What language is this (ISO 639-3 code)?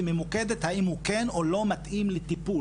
heb